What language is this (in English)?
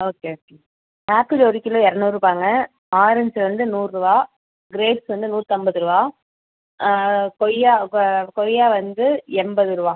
Tamil